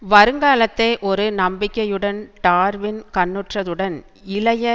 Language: Tamil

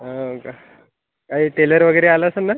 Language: Marathi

